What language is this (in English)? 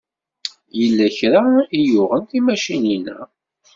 Kabyle